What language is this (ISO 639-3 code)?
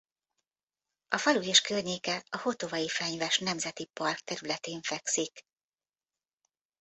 hun